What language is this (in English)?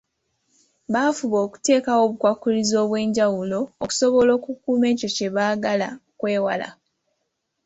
Ganda